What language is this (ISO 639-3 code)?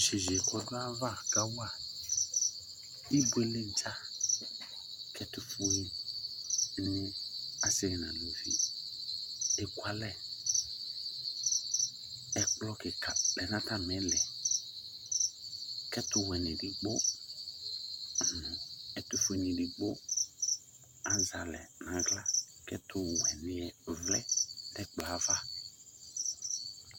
kpo